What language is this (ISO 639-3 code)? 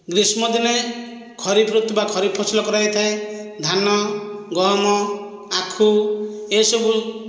ori